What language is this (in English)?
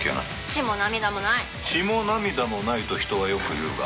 Japanese